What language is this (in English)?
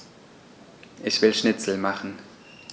German